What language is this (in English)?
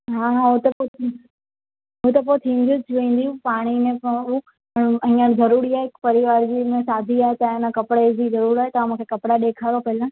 Sindhi